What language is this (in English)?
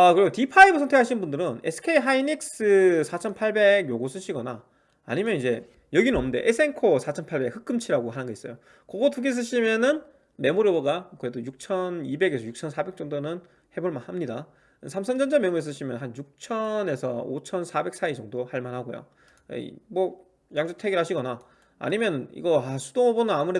Korean